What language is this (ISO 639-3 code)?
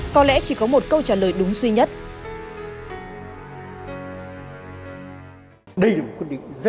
vie